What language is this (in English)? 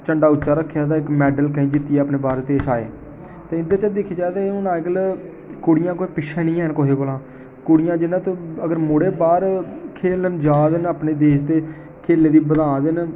Dogri